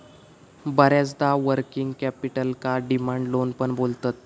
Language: Marathi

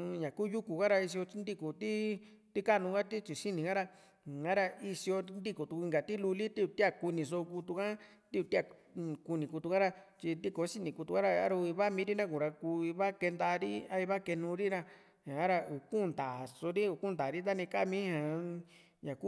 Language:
Juxtlahuaca Mixtec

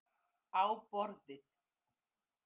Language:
Icelandic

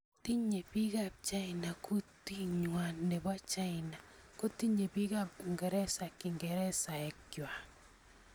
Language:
Kalenjin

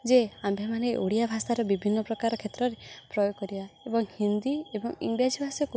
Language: Odia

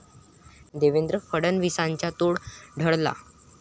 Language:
Marathi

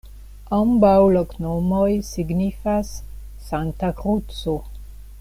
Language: Esperanto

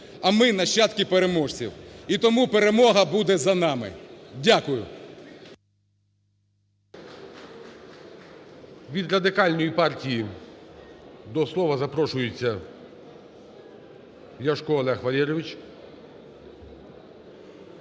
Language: Ukrainian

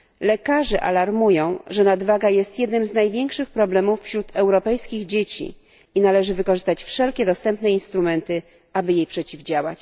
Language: Polish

